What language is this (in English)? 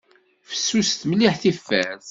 Kabyle